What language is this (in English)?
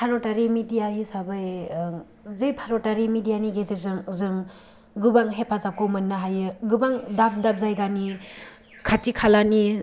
Bodo